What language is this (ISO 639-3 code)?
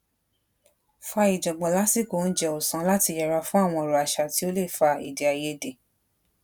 yor